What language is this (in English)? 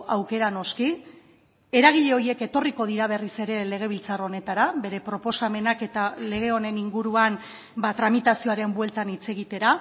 Basque